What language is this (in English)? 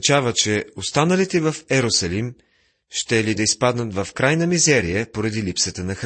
Bulgarian